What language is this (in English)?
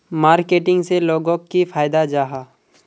Magahi